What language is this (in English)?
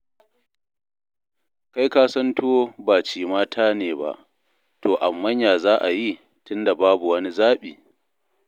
Hausa